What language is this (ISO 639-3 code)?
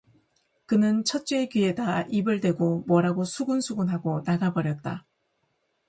kor